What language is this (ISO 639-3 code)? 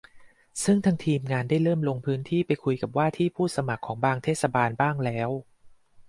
tha